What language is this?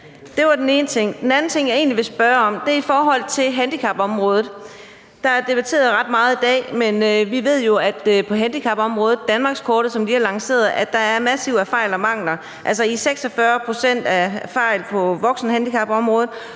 Danish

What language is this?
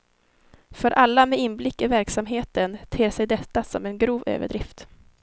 Swedish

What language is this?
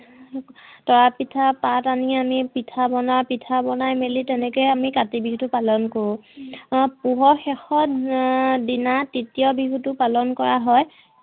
Assamese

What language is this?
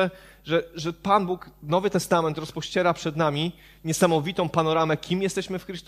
Polish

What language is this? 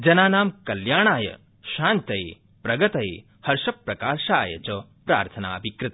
Sanskrit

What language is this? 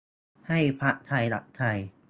Thai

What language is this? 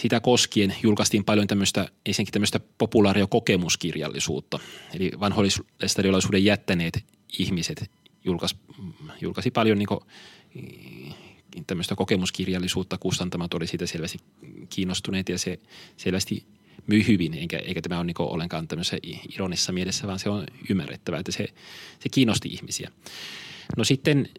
Finnish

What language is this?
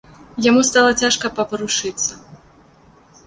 Belarusian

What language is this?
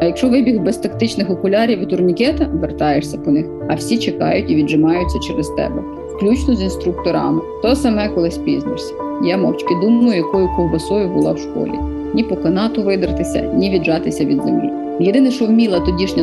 Ukrainian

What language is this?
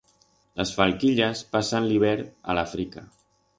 Aragonese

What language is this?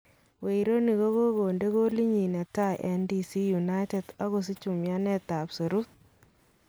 Kalenjin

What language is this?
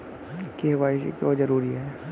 Hindi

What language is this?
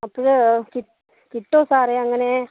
Malayalam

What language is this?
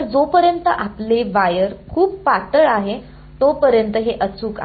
Marathi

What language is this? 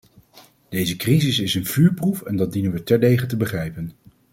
Dutch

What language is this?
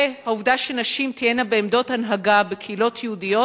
Hebrew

